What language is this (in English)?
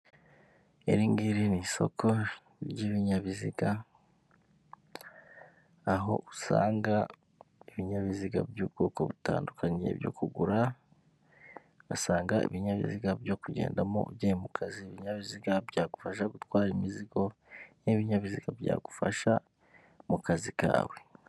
Kinyarwanda